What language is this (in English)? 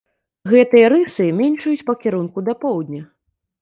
Belarusian